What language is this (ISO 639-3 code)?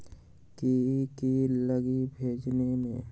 mag